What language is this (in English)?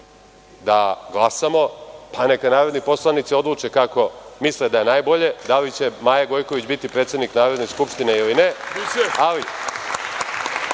Serbian